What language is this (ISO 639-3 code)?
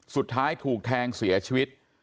tha